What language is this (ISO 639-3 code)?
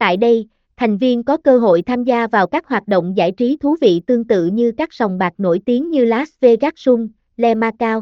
vie